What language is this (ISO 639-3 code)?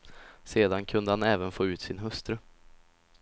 swe